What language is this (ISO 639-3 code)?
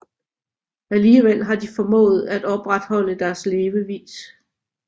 dan